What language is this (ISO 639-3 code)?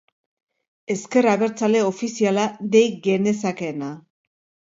eus